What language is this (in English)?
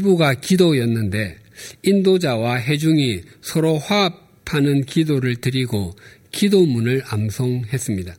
Korean